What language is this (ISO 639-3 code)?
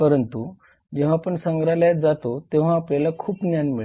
mar